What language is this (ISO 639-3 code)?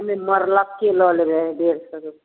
mai